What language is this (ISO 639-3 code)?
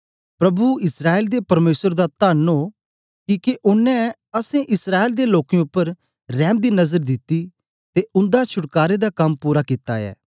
doi